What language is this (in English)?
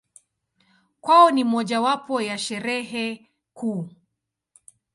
Swahili